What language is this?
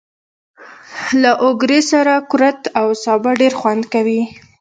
Pashto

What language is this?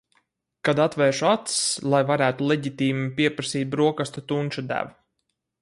Latvian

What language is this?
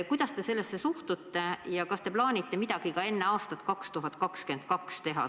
Estonian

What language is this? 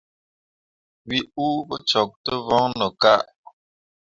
Mundang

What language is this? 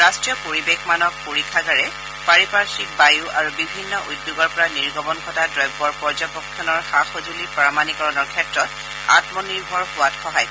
Assamese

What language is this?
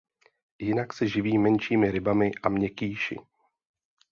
Czech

